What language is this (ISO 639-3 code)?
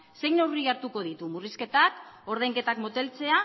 eus